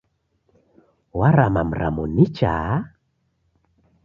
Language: Taita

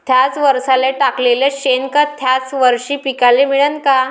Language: Marathi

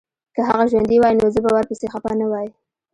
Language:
Pashto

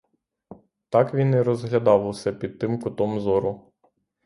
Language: Ukrainian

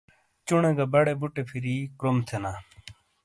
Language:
Shina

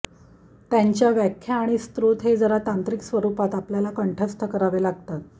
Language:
Marathi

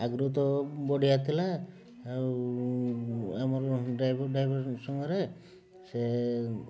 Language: Odia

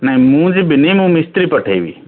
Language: Odia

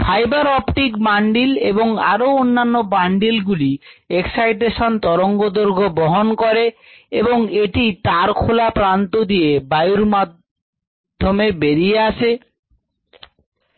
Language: Bangla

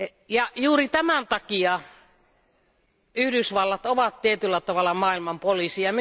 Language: Finnish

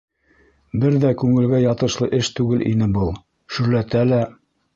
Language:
Bashkir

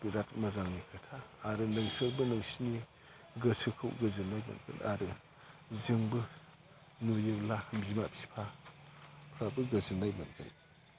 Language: Bodo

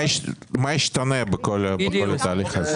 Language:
Hebrew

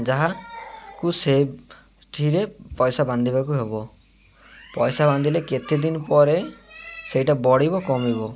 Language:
Odia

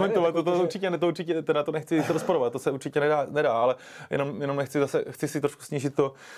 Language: Czech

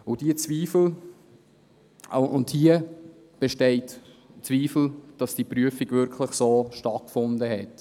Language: Swiss German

